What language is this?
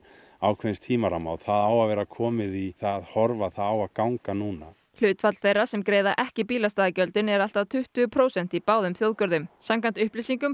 Icelandic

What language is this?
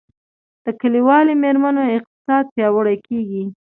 Pashto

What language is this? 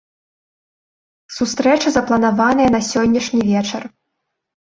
Belarusian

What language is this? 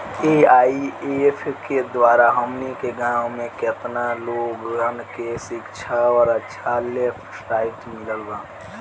Bhojpuri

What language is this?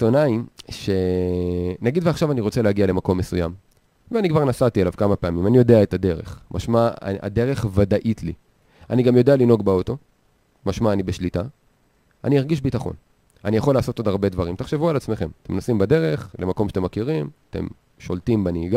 Hebrew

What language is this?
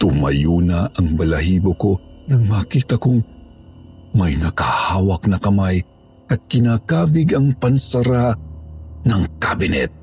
Filipino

